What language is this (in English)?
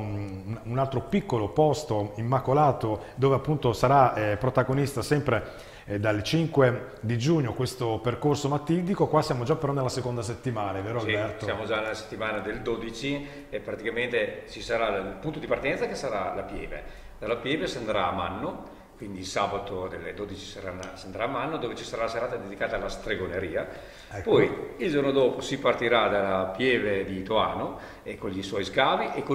Italian